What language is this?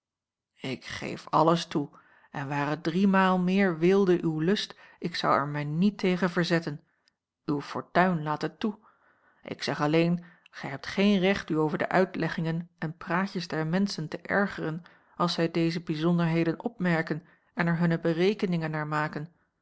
Dutch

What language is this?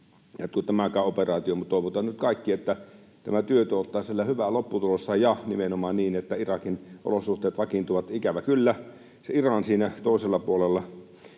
Finnish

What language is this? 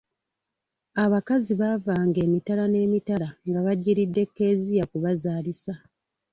Ganda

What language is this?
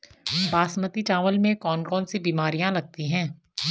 Hindi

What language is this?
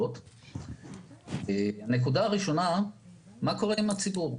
Hebrew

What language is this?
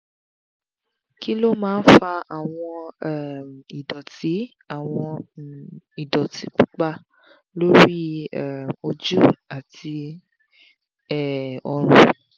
Yoruba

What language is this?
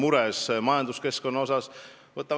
Estonian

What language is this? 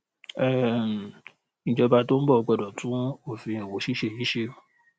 Yoruba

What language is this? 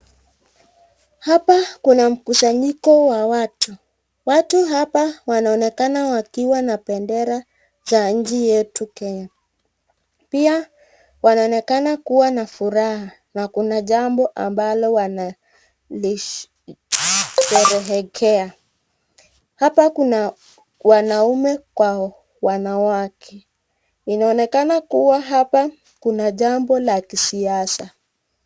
Swahili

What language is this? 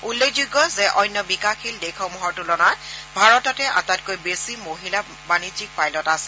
Assamese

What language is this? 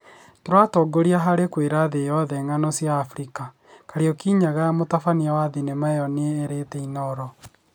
Kikuyu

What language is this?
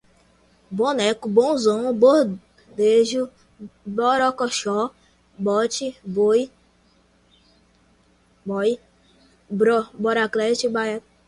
Portuguese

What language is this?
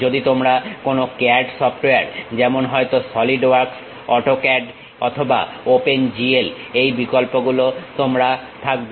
Bangla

